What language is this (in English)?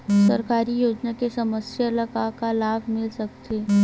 Chhattisgarhi